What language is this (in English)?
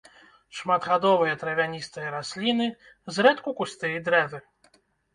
Belarusian